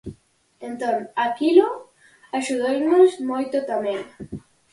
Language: Galician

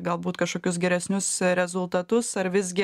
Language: Lithuanian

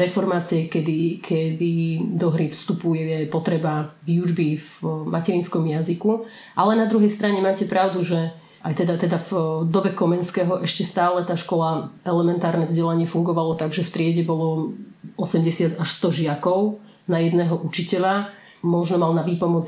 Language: Slovak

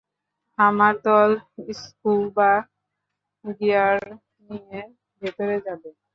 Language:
Bangla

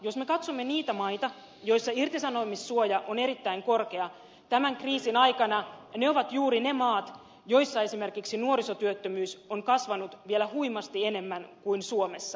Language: Finnish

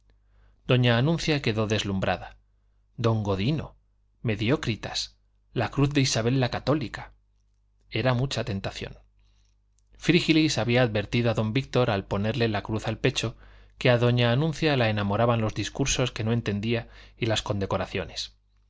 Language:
Spanish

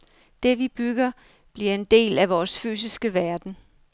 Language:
Danish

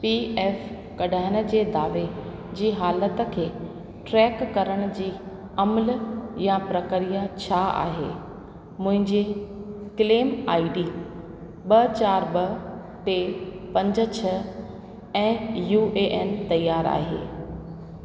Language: Sindhi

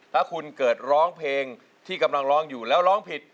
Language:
Thai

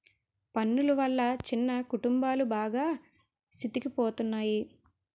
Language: Telugu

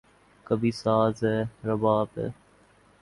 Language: Urdu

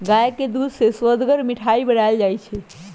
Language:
Magahi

